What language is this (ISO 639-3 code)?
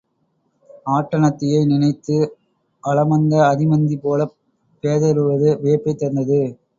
tam